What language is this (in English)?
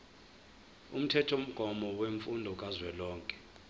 Zulu